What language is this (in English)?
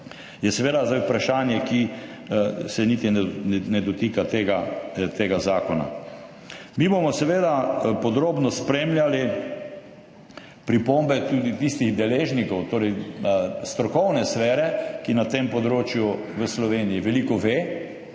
Slovenian